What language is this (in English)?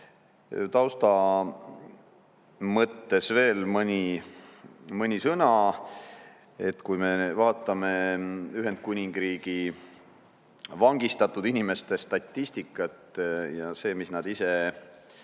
Estonian